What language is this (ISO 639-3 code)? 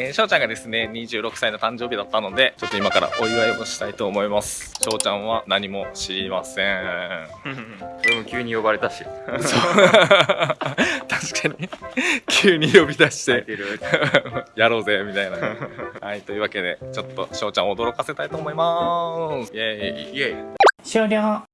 jpn